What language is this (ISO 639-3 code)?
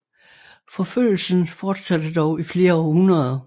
dan